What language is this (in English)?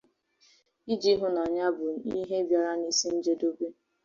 Igbo